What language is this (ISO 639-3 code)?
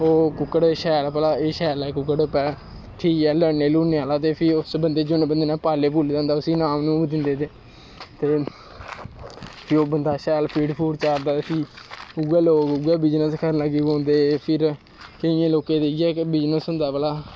doi